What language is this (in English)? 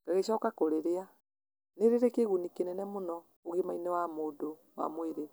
Kikuyu